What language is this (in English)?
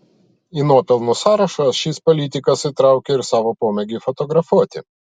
Lithuanian